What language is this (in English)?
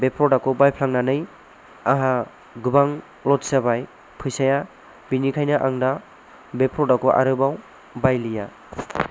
Bodo